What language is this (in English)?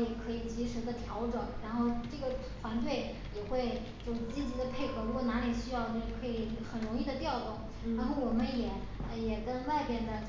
Chinese